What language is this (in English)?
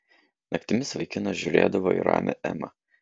Lithuanian